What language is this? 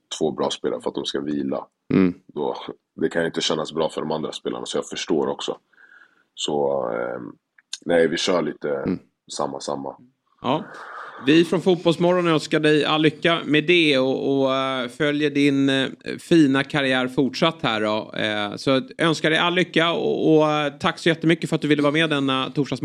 Swedish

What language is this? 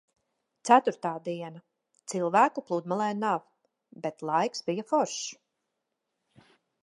Latvian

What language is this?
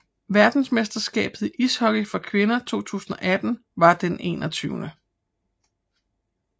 Danish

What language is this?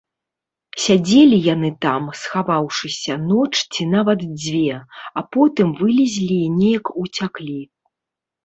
Belarusian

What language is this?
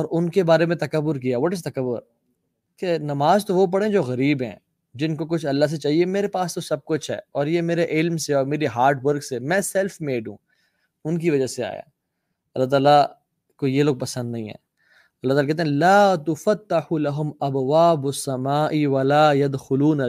Urdu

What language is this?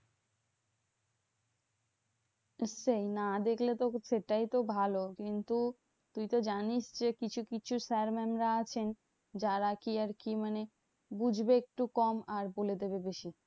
Bangla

